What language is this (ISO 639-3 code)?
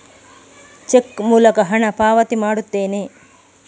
kan